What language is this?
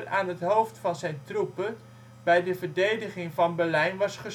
Dutch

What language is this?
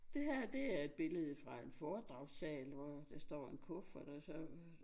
Danish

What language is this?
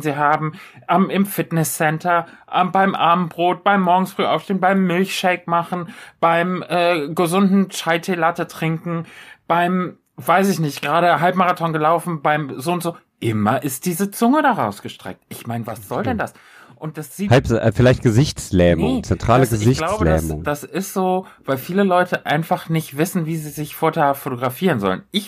German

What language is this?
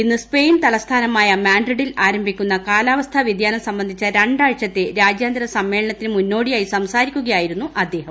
Malayalam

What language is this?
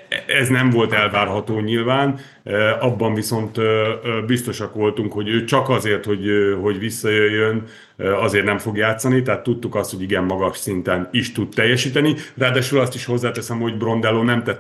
Hungarian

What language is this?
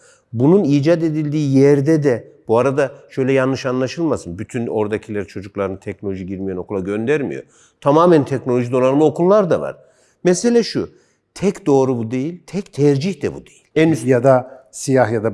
Turkish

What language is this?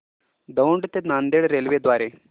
Marathi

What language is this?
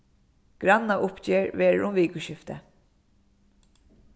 Faroese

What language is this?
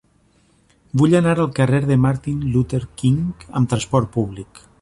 Catalan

